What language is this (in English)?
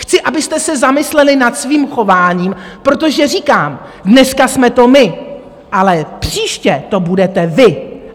Czech